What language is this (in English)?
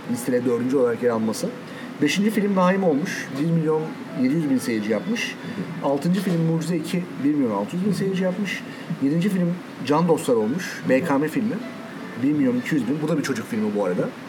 Turkish